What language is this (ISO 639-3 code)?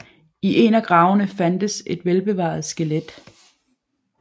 dan